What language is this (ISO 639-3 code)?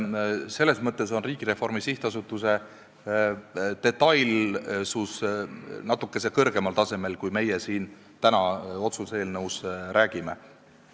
est